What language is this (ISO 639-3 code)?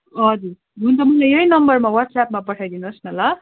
nep